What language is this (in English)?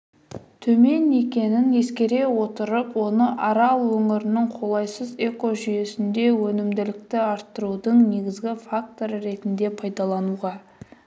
Kazakh